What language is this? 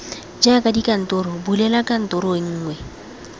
Tswana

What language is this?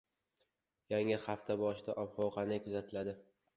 Uzbek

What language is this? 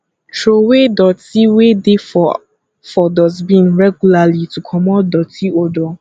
Nigerian Pidgin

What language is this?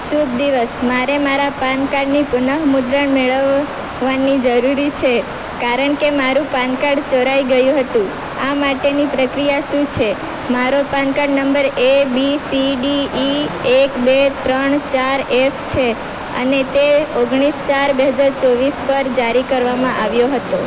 Gujarati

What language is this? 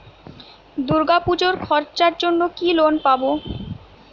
Bangla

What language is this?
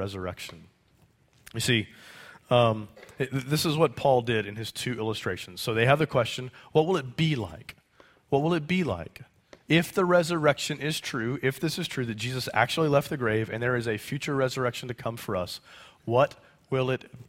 English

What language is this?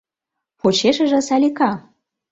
Mari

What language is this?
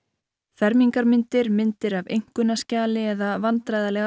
Icelandic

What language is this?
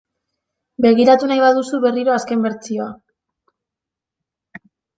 Basque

